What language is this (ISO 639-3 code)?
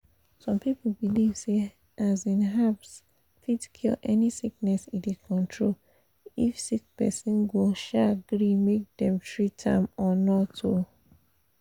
pcm